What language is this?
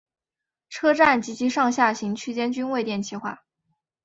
Chinese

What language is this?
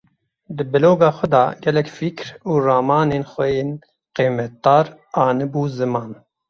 Kurdish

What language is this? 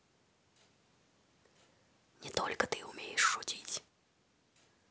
Russian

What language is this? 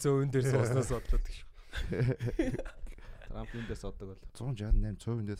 Korean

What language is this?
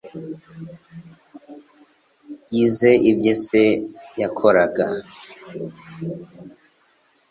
Kinyarwanda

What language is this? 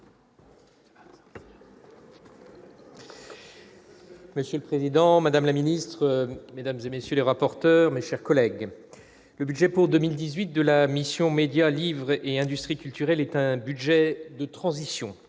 French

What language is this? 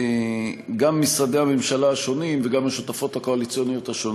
Hebrew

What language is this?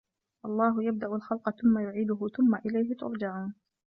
Arabic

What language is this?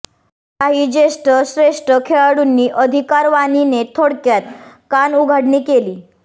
Marathi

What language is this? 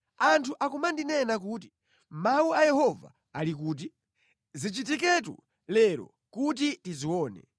Nyanja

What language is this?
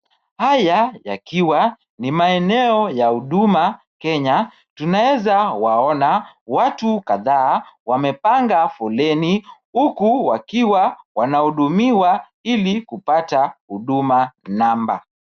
Swahili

